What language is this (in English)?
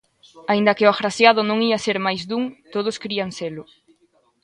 Galician